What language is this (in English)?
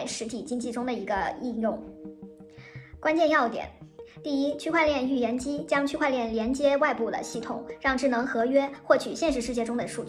Chinese